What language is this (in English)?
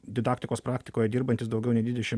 Lithuanian